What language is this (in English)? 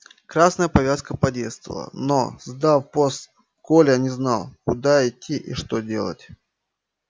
Russian